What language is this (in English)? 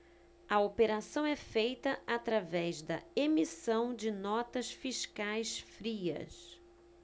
Portuguese